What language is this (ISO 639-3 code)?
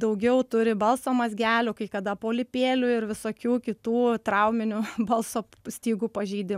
lit